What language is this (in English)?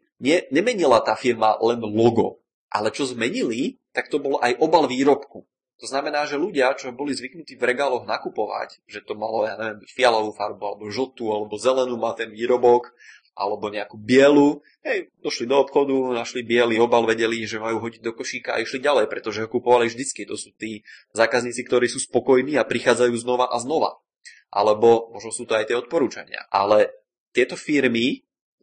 Czech